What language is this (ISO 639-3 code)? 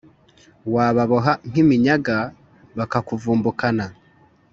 kin